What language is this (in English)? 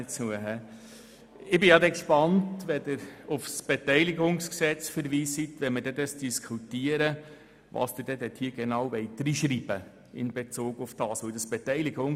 Swiss German